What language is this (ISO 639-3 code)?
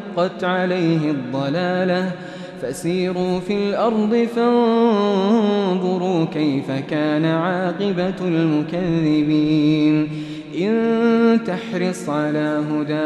ara